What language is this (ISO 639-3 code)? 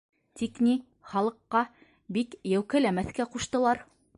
bak